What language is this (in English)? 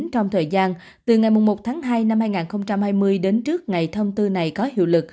Vietnamese